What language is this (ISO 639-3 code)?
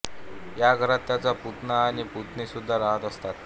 mar